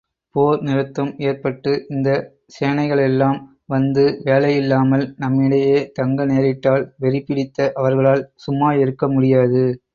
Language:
Tamil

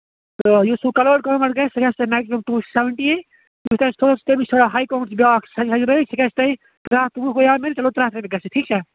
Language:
Kashmiri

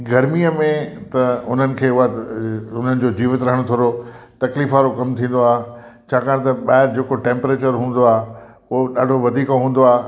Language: Sindhi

